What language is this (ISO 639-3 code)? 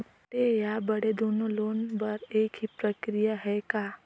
hne